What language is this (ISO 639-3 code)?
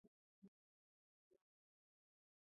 pus